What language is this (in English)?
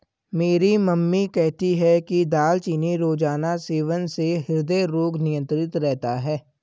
Hindi